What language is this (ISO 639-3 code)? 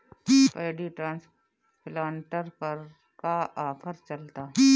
bho